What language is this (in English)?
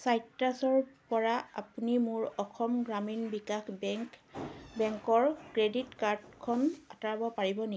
Assamese